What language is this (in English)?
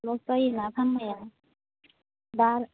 Bodo